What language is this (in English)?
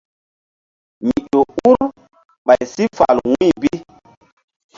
Mbum